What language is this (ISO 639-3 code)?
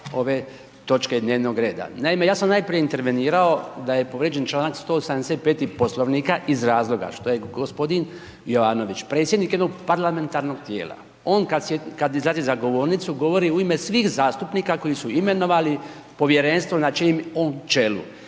hrv